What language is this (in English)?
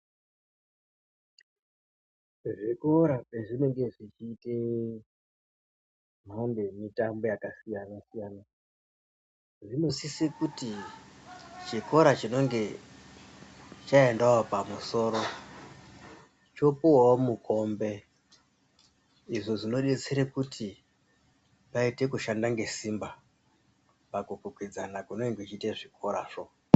Ndau